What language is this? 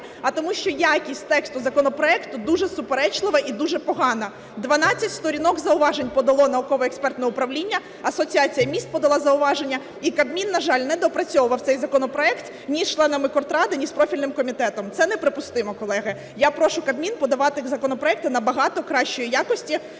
Ukrainian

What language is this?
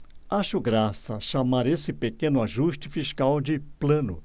Portuguese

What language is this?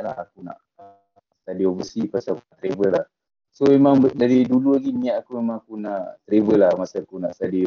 Malay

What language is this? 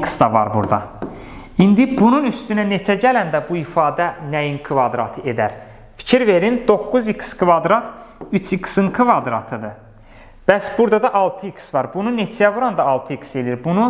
Turkish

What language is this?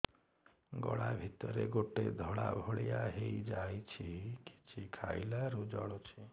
Odia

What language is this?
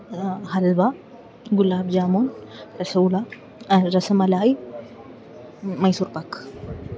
Malayalam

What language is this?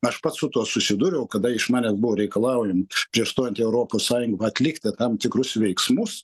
Lithuanian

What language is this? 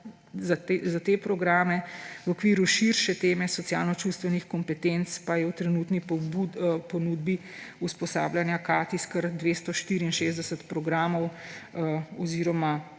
Slovenian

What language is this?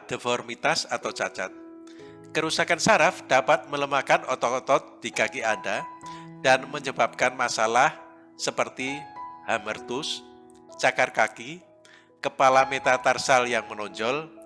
Indonesian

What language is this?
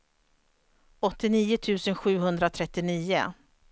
Swedish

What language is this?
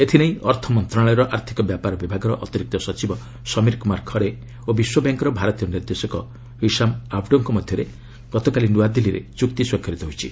Odia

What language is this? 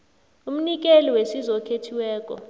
South Ndebele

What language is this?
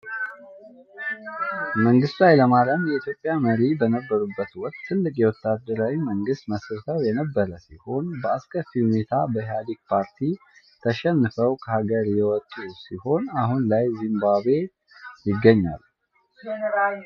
Amharic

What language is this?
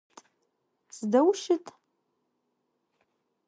Adyghe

